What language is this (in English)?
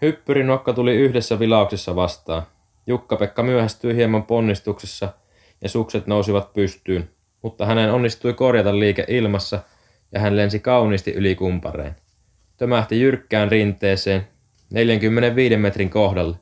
Finnish